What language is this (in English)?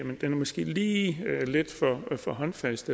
Danish